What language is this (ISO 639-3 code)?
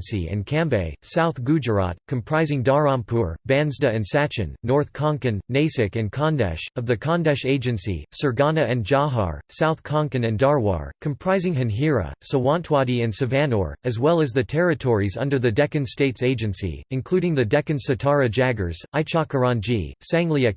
eng